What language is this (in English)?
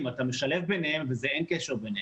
Hebrew